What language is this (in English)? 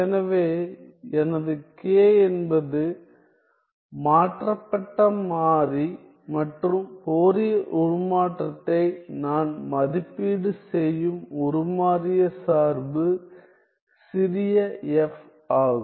Tamil